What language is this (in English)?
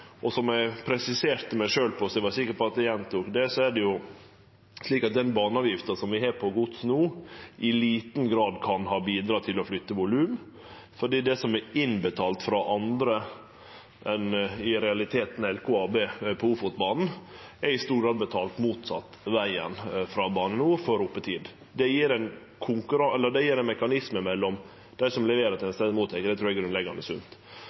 Norwegian Nynorsk